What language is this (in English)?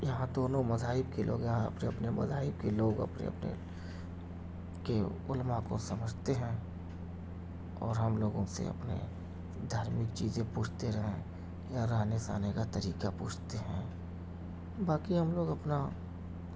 Urdu